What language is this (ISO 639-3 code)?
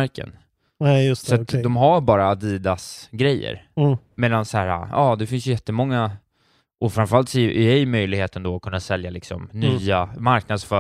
swe